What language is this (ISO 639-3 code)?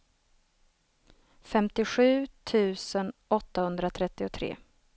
swe